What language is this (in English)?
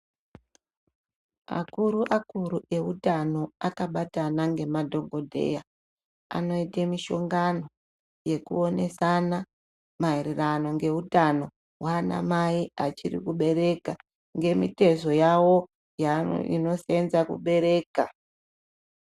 Ndau